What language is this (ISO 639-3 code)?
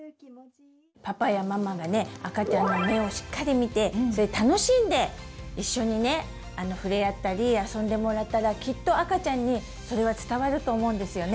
jpn